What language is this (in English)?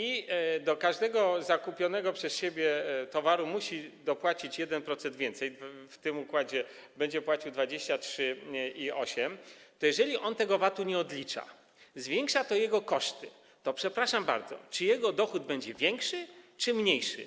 Polish